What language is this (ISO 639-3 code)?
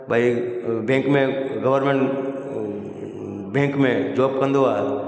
snd